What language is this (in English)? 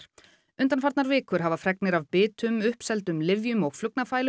Icelandic